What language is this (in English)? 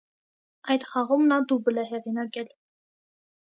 Armenian